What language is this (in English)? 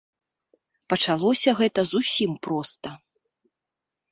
Belarusian